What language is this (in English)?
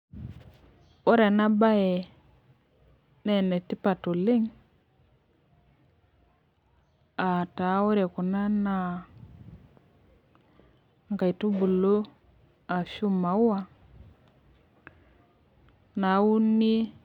Masai